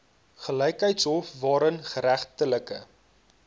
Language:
Afrikaans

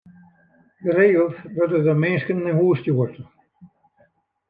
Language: Western Frisian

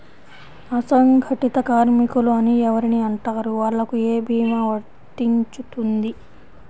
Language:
Telugu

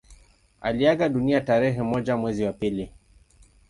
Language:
Swahili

